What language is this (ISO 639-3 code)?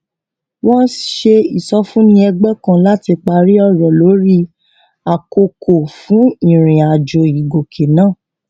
yor